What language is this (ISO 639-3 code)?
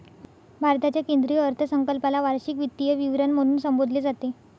mar